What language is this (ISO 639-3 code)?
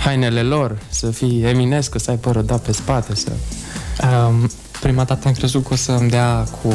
ron